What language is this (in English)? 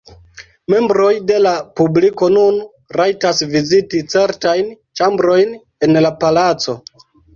Esperanto